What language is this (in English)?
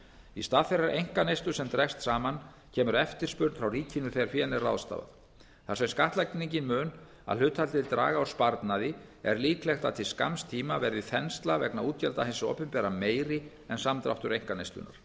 Icelandic